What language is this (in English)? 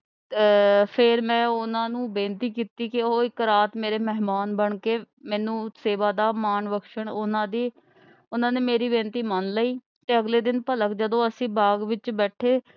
Punjabi